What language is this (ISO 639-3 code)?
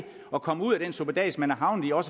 dan